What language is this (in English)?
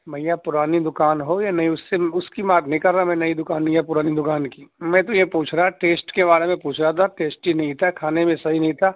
Urdu